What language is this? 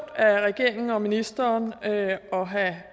Danish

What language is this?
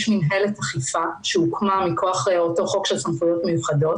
Hebrew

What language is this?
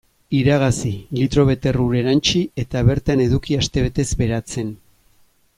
Basque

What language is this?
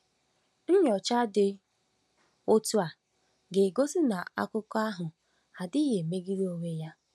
Igbo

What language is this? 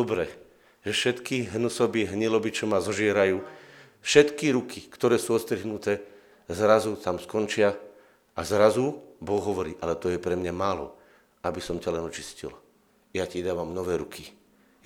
Slovak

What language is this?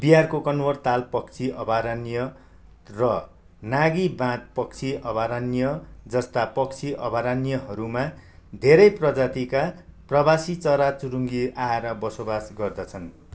Nepali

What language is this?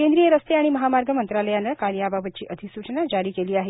Marathi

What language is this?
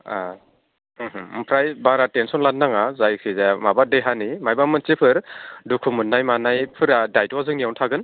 Bodo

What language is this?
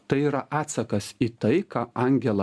Lithuanian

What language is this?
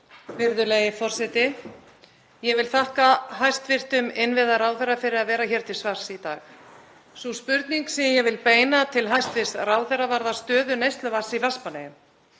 Icelandic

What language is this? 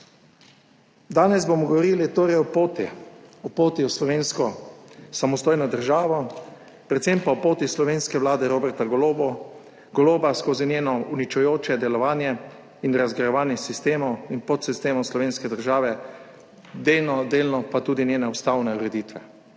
Slovenian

